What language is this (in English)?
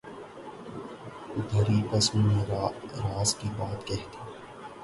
Urdu